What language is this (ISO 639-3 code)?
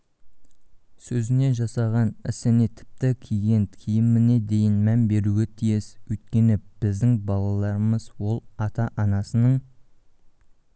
kaz